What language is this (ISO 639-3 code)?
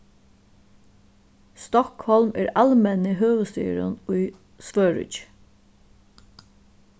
fao